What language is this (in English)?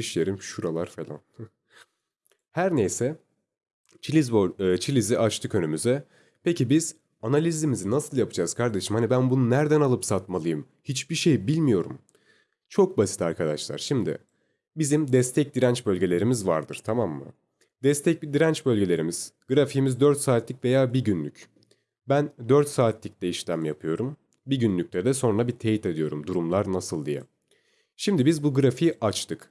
Turkish